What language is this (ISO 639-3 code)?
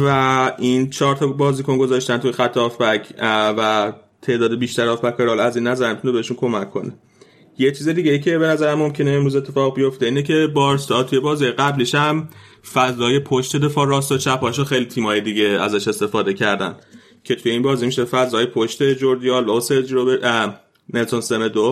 fas